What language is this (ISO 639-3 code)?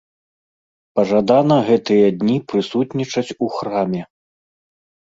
bel